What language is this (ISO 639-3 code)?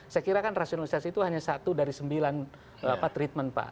ind